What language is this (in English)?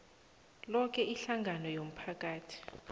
South Ndebele